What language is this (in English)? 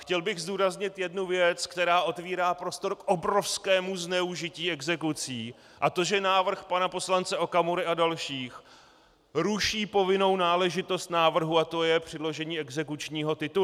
Czech